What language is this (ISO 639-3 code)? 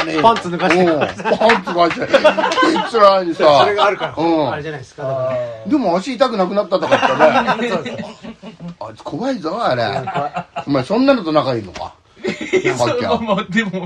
jpn